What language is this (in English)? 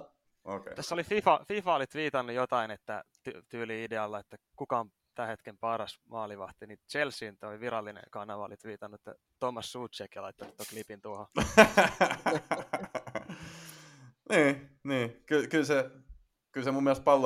Finnish